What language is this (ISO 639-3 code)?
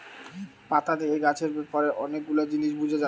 ben